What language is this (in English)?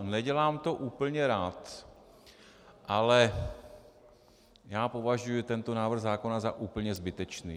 Czech